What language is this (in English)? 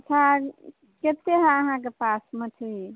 Maithili